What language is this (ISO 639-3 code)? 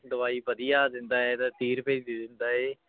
pan